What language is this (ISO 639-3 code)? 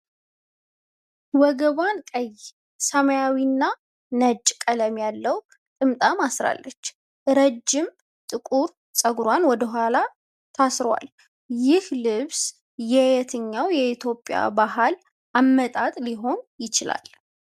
amh